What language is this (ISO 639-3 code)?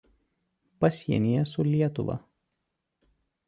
lit